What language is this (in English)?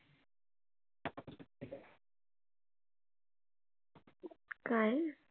Marathi